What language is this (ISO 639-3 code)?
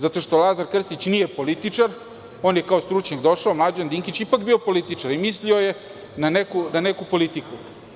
srp